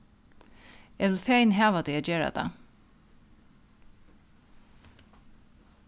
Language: Faroese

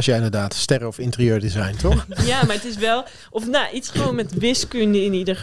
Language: Dutch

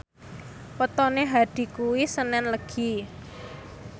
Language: Javanese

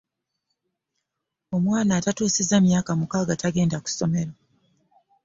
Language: Ganda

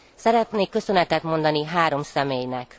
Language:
Hungarian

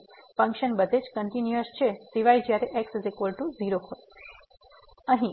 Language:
Gujarati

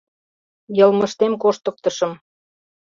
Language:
Mari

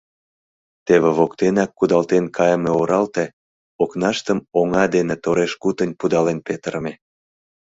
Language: Mari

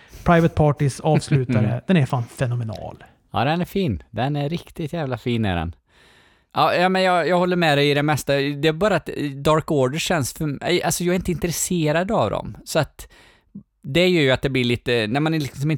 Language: Swedish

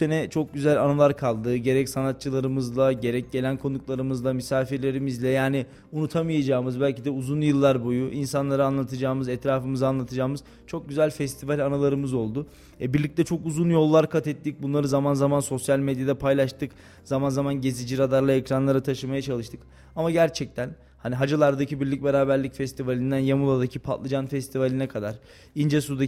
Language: Turkish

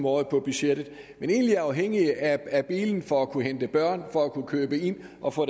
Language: Danish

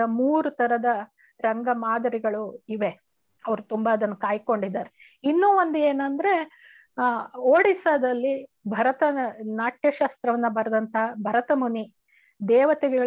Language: Kannada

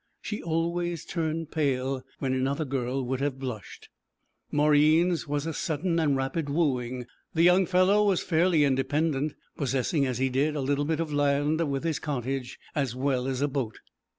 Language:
English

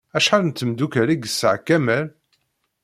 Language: Kabyle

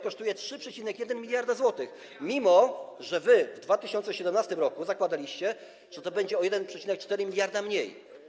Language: Polish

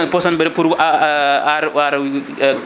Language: Fula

